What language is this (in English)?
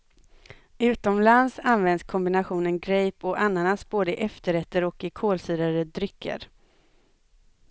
Swedish